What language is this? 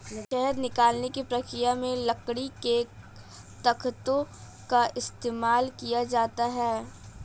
Hindi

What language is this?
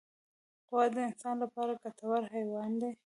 Pashto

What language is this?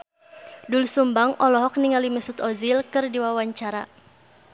Sundanese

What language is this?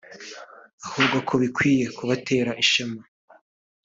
Kinyarwanda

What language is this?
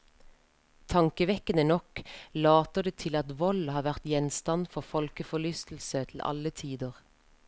Norwegian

